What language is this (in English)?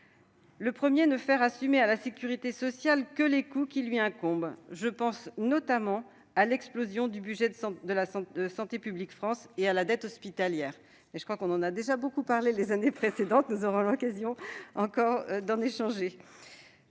French